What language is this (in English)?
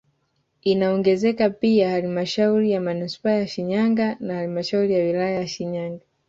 Swahili